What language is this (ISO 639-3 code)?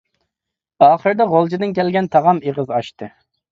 uig